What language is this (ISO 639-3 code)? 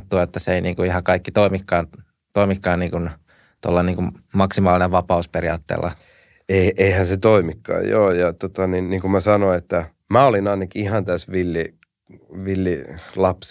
fin